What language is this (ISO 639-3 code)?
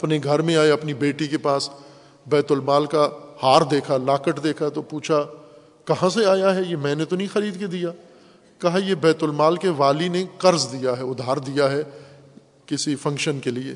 urd